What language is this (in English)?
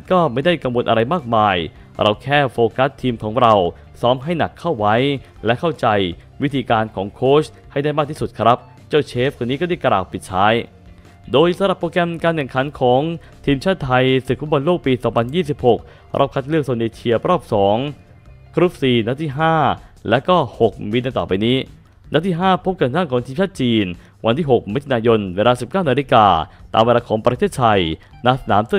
Thai